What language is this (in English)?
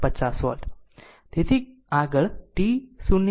Gujarati